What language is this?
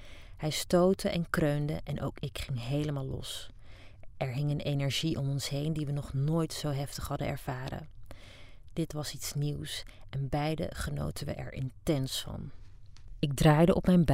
Dutch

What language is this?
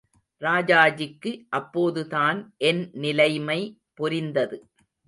Tamil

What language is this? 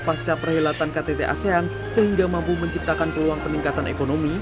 Indonesian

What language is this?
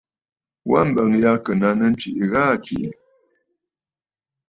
Bafut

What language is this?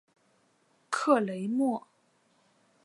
Chinese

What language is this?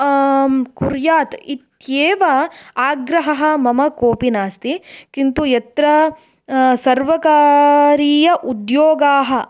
Sanskrit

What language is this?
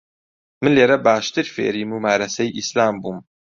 Central Kurdish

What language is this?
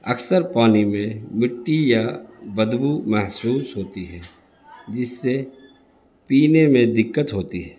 Urdu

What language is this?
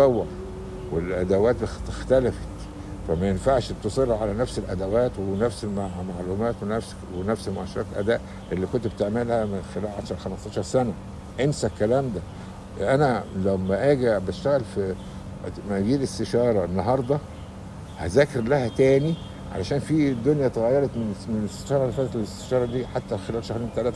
Arabic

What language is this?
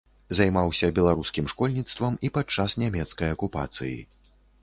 Belarusian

